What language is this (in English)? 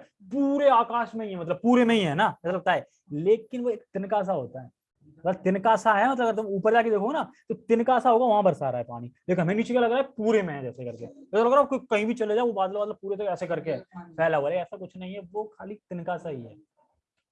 Hindi